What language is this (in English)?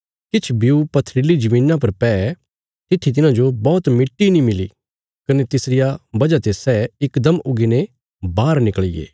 Bilaspuri